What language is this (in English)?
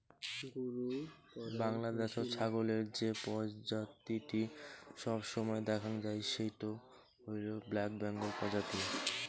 Bangla